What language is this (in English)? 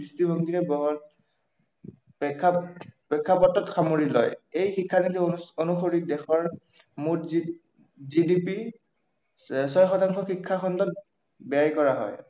Assamese